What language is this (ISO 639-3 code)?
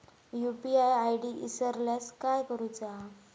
mar